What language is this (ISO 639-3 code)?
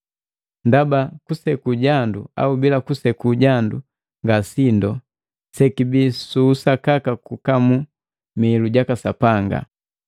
mgv